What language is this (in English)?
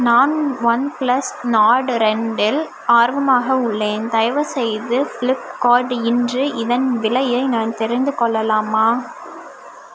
Tamil